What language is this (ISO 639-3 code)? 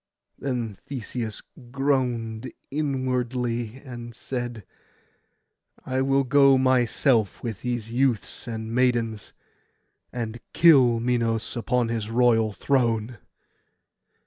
eng